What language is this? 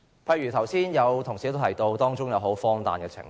Cantonese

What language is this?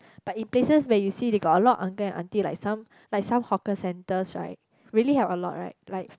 English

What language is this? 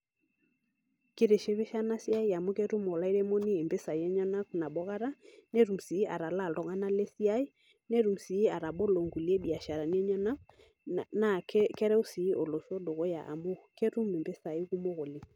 Masai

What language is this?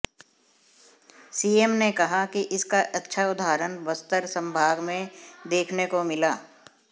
Hindi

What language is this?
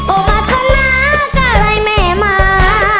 Thai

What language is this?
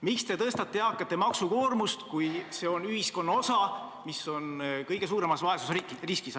Estonian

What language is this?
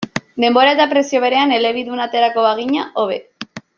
Basque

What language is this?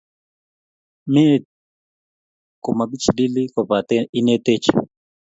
Kalenjin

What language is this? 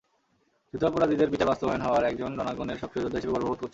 Bangla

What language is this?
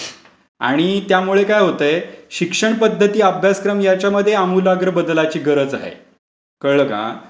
Marathi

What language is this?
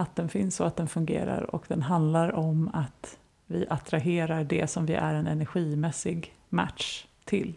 Swedish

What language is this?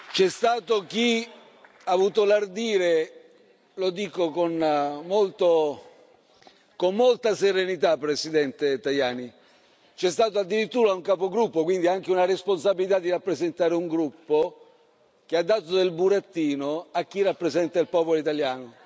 Italian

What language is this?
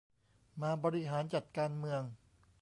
Thai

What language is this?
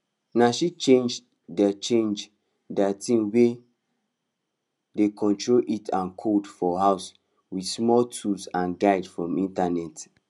Nigerian Pidgin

